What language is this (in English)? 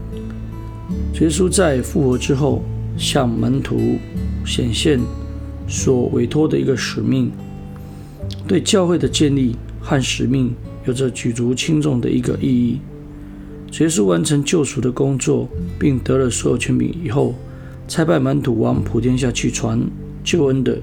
Chinese